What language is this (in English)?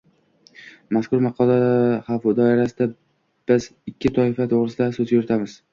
Uzbek